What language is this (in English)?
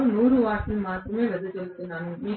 Telugu